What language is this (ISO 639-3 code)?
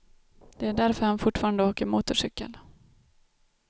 swe